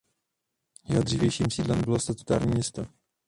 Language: Czech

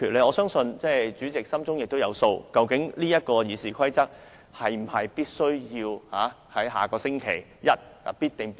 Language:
Cantonese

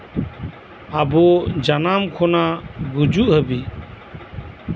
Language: Santali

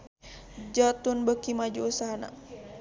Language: Sundanese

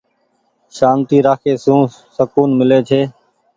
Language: Goaria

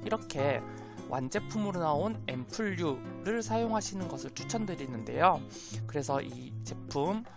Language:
Korean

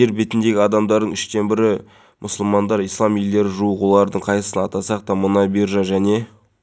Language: Kazakh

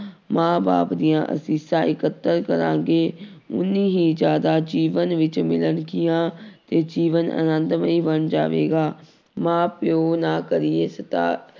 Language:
Punjabi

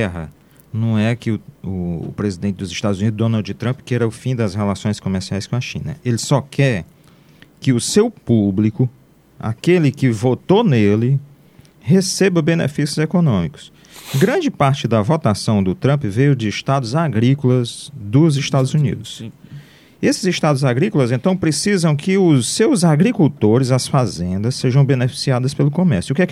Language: Portuguese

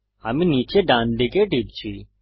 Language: Bangla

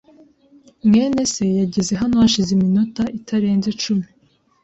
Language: Kinyarwanda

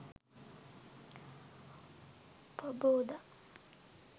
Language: Sinhala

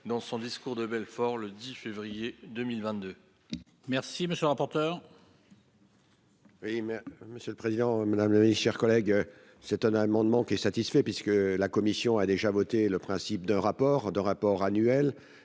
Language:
French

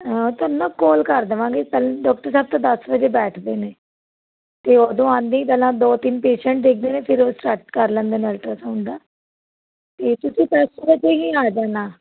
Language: Punjabi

